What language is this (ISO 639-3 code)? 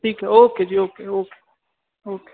pan